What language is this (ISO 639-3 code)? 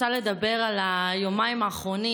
heb